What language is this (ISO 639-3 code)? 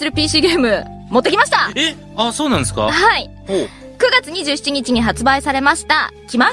jpn